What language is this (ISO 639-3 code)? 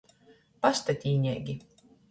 ltg